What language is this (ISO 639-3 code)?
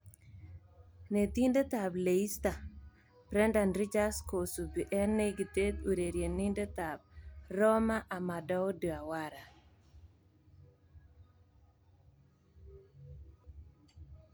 kln